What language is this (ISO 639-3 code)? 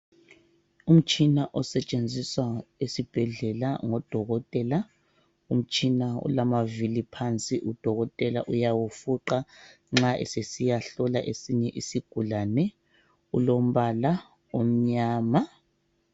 nde